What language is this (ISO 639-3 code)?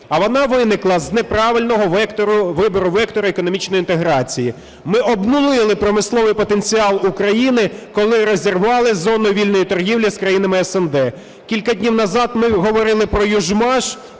ukr